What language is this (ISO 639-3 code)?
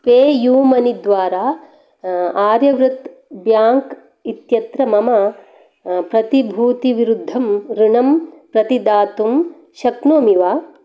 san